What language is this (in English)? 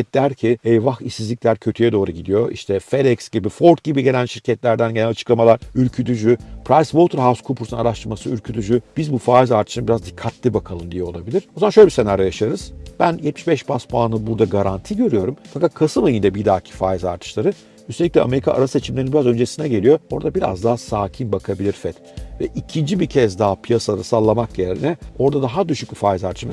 Turkish